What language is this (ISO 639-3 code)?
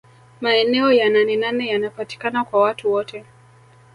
swa